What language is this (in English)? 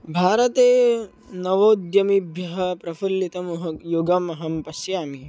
Sanskrit